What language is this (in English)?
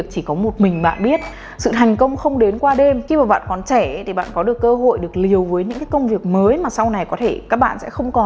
Vietnamese